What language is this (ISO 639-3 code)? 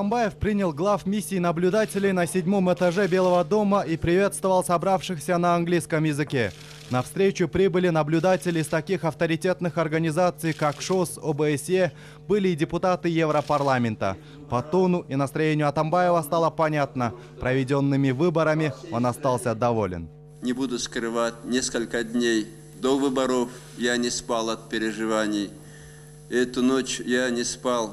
rus